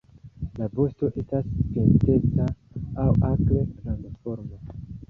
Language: Esperanto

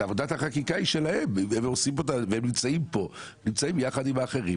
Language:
Hebrew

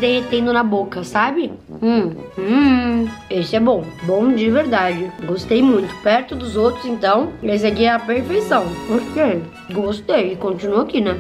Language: Portuguese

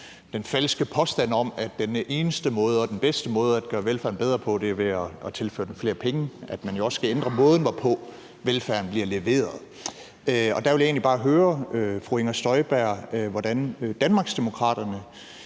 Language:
Danish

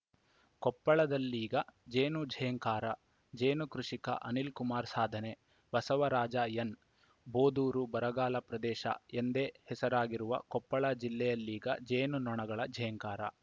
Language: Kannada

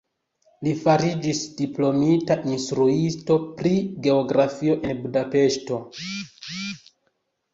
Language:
Esperanto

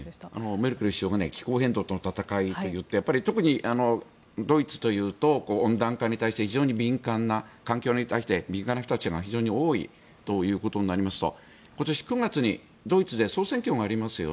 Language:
Japanese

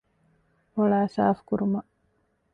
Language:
Divehi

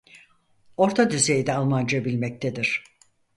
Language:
Turkish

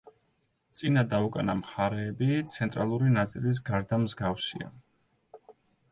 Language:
Georgian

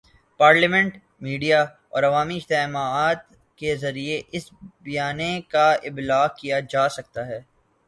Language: Urdu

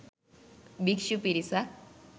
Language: Sinhala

